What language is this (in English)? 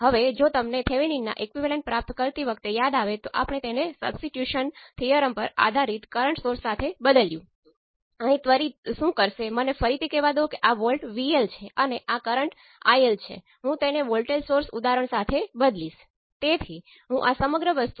Gujarati